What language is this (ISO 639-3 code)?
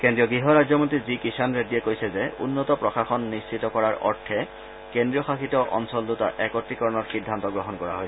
asm